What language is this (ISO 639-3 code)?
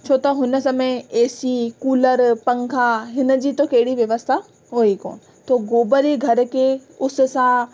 snd